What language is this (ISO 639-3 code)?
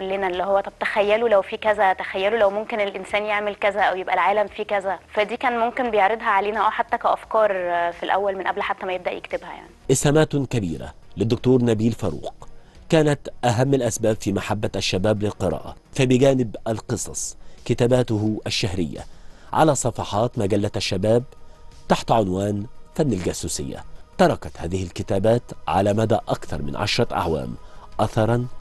ara